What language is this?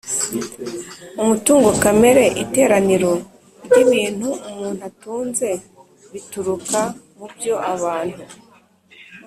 Kinyarwanda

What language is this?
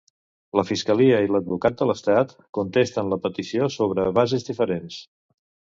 Catalan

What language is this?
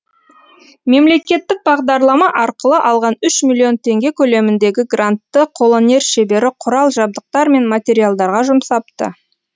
Kazakh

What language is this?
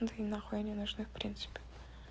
Russian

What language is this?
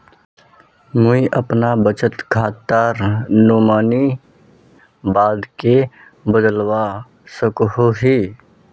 Magahi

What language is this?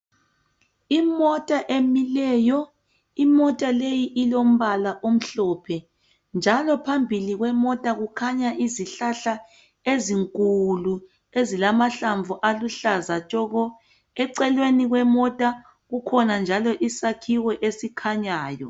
North Ndebele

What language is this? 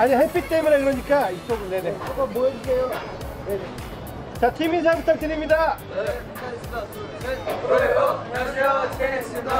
Korean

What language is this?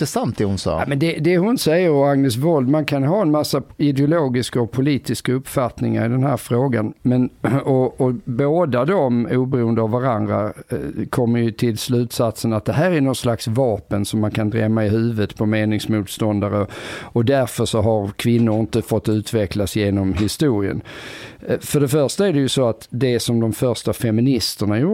Swedish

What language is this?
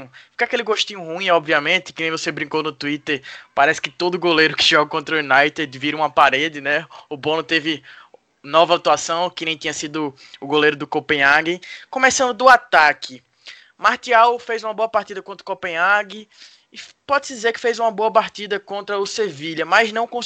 Portuguese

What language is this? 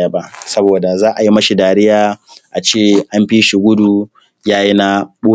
Hausa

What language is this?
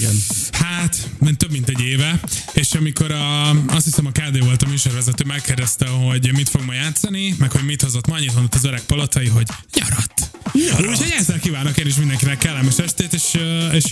Hungarian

